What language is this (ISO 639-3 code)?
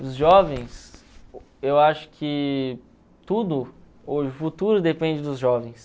por